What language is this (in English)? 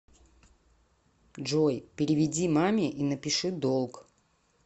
Russian